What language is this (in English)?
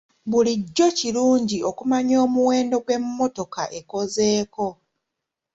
Ganda